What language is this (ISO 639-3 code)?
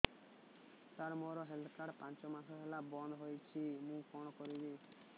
ori